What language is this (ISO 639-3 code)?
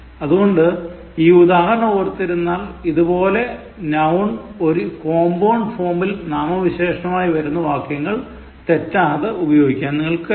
mal